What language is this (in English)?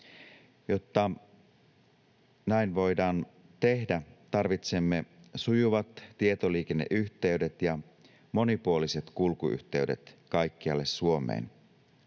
Finnish